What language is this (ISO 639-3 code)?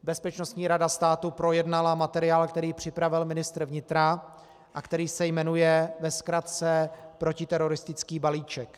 ces